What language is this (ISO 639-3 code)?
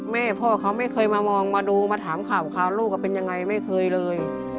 tha